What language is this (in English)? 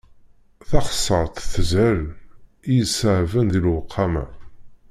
Kabyle